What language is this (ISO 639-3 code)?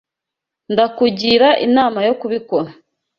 kin